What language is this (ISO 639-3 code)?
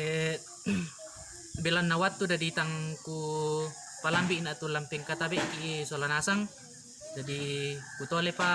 ind